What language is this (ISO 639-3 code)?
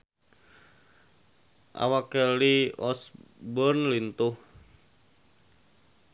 sun